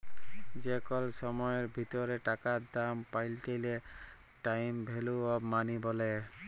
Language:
Bangla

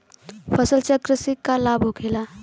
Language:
Bhojpuri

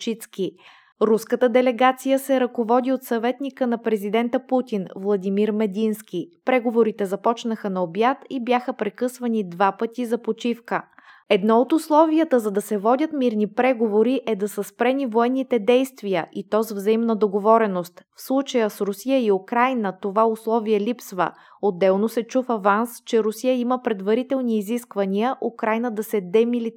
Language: Bulgarian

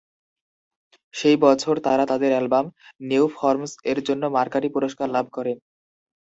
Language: Bangla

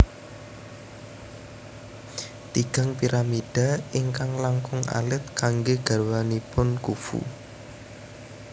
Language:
Javanese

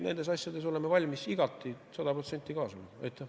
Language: Estonian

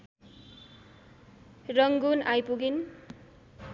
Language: Nepali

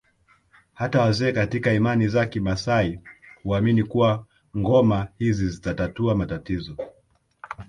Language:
Swahili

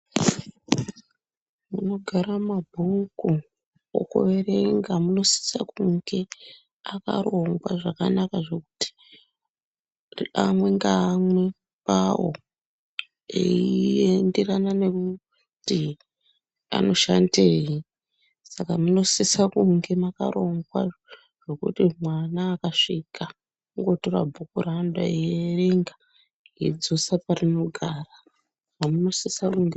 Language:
Ndau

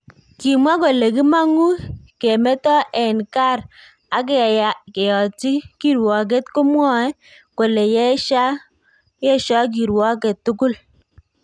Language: Kalenjin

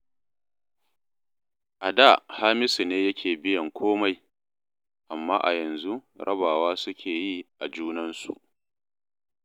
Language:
Hausa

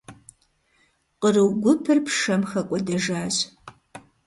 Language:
Kabardian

